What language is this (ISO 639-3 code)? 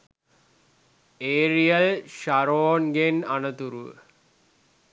sin